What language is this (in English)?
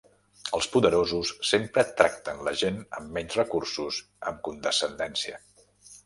Catalan